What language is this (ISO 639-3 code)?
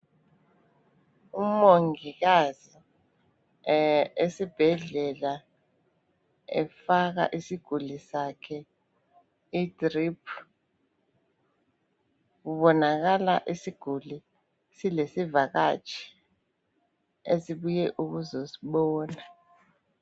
nde